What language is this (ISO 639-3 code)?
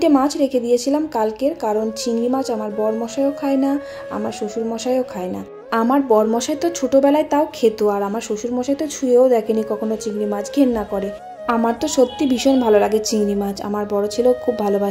ben